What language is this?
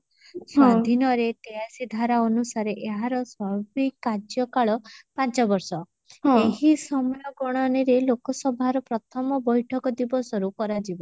Odia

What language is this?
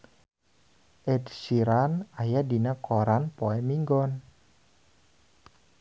Sundanese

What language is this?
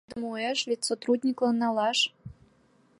Mari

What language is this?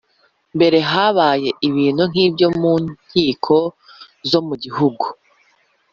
Kinyarwanda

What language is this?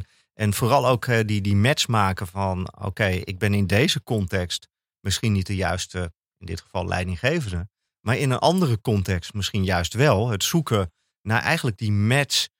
Dutch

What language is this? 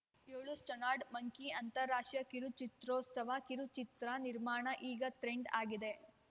Kannada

